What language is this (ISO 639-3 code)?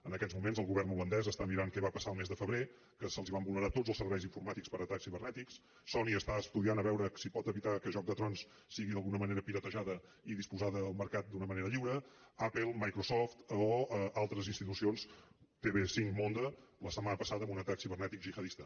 cat